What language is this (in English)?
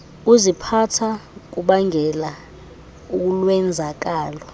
Xhosa